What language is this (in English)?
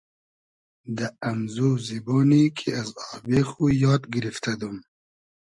Hazaragi